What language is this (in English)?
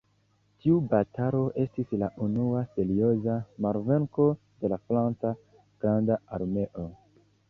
Esperanto